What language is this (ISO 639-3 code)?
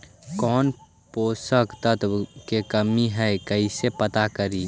mag